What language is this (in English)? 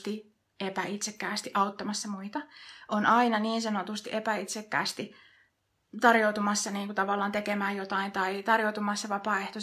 Finnish